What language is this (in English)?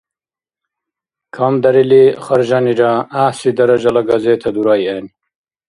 Dargwa